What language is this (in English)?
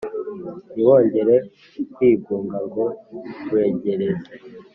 Kinyarwanda